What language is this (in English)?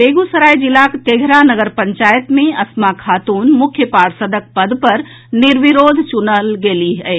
Maithili